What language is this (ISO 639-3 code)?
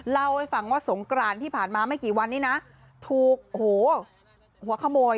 tha